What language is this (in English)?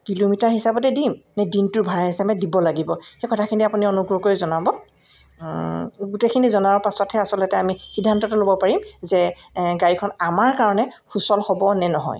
Assamese